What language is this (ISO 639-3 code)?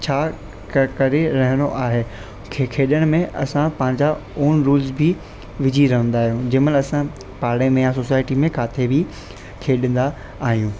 snd